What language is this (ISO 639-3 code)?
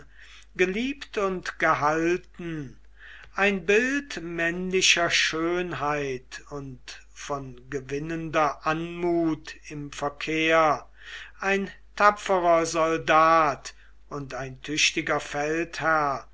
deu